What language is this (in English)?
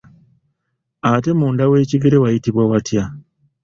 Ganda